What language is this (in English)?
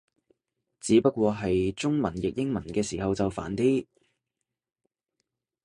Cantonese